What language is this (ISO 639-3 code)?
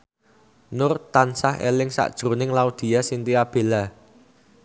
jav